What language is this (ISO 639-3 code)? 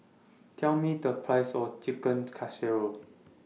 eng